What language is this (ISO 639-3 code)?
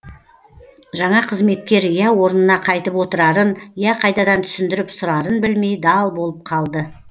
kaz